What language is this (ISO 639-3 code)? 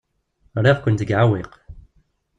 kab